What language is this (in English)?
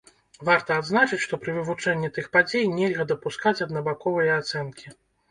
Belarusian